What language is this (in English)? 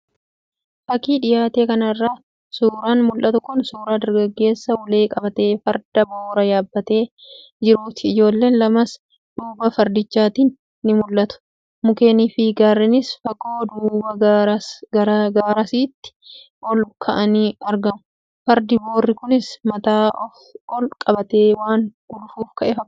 Oromo